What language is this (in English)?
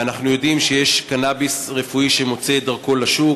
Hebrew